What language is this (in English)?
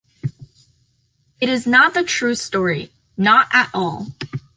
English